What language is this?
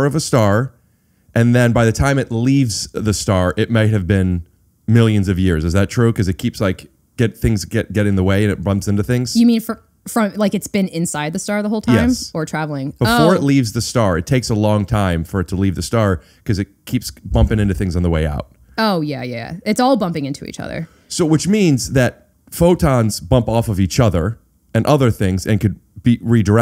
English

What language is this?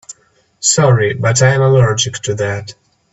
English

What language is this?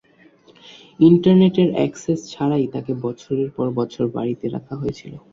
Bangla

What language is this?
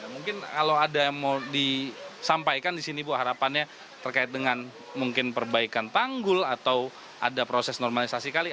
Indonesian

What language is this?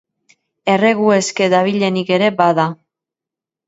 Basque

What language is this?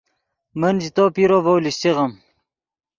Yidgha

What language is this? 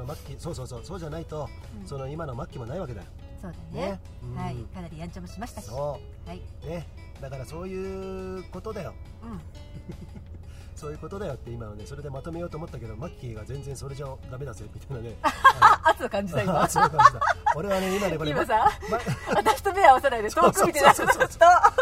Japanese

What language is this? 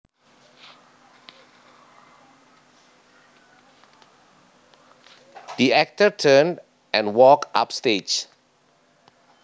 Javanese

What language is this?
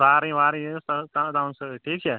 Kashmiri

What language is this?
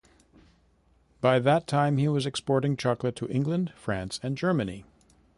English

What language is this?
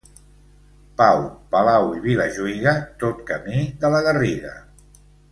Catalan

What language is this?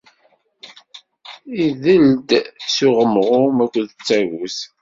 Kabyle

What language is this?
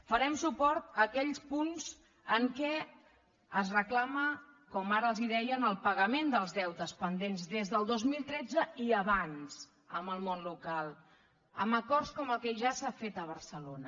Catalan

